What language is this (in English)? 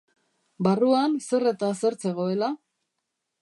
Basque